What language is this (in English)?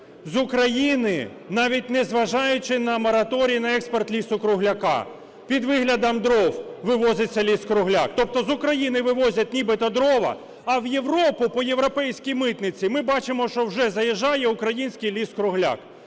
Ukrainian